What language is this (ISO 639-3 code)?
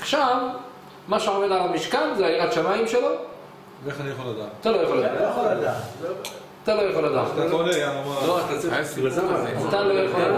heb